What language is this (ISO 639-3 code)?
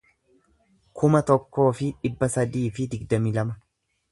orm